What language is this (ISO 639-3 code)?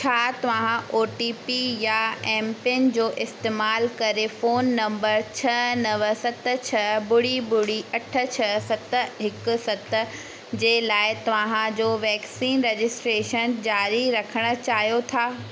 snd